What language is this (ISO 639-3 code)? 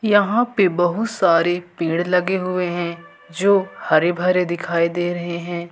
hin